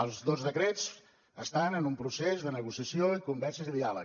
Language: Catalan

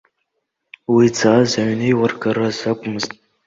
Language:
Abkhazian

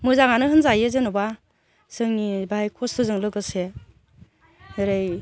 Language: Bodo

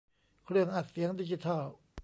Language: Thai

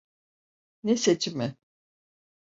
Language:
Turkish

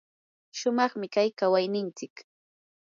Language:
Yanahuanca Pasco Quechua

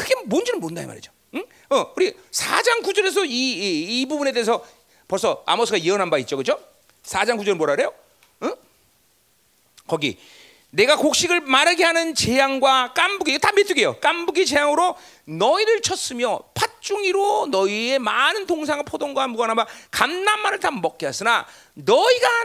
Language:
Korean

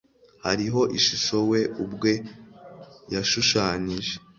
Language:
Kinyarwanda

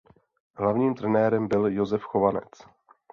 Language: Czech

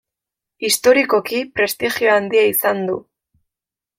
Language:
Basque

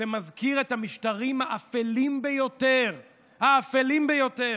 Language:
Hebrew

